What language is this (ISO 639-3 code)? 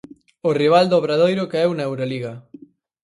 glg